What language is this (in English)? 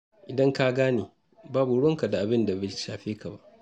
Hausa